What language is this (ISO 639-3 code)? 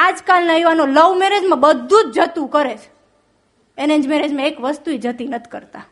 guj